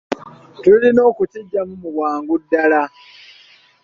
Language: Ganda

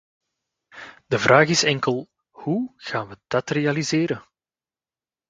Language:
Dutch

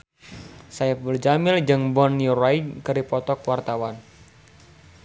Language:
Sundanese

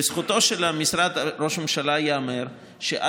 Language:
Hebrew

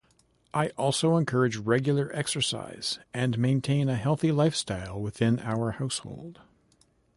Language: English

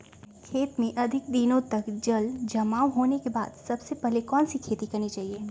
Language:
Magahi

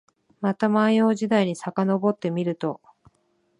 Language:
Japanese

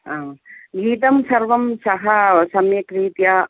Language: Sanskrit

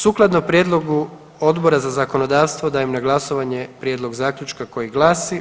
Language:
Croatian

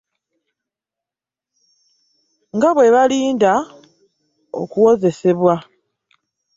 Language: Ganda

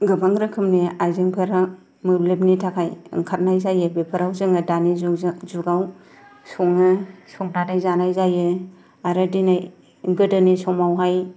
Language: Bodo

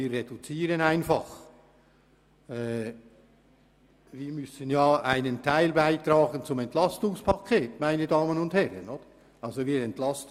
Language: Swiss German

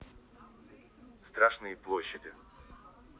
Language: Russian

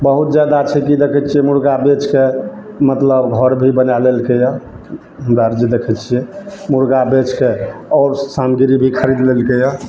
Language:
Maithili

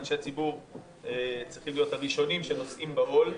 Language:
Hebrew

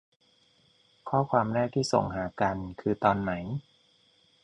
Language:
Thai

